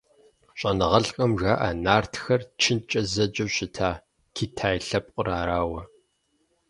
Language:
Kabardian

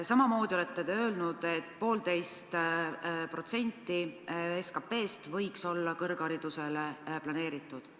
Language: Estonian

